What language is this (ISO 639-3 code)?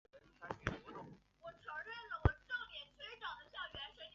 zho